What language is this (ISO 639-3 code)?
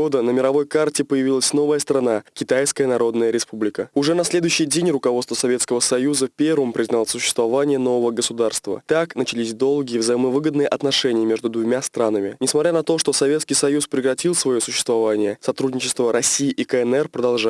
rus